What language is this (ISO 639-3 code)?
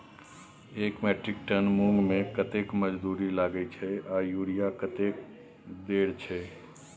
mai